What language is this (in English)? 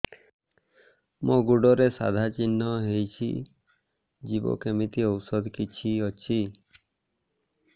Odia